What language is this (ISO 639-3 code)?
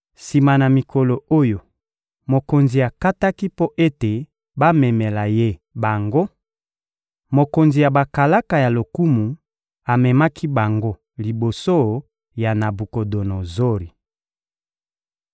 lin